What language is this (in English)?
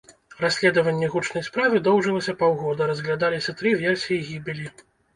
Belarusian